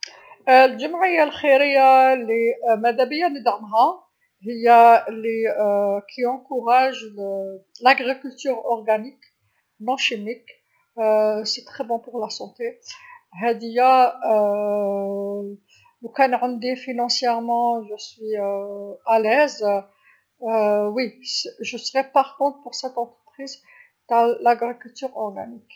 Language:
Algerian Arabic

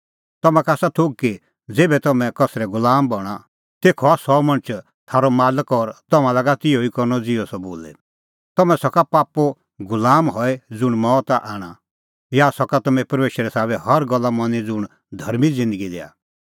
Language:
Kullu Pahari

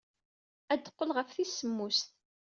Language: Kabyle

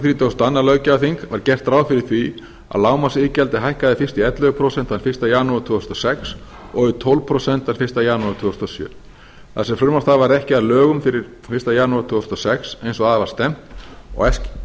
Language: Icelandic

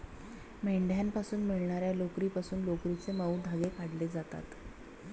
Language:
Marathi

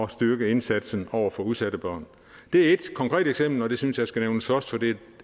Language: Danish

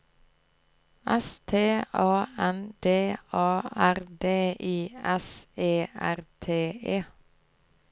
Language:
Norwegian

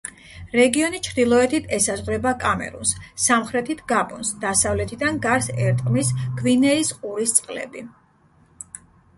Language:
Georgian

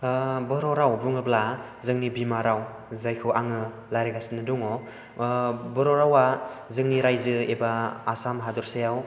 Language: Bodo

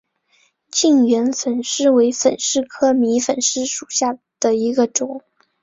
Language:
Chinese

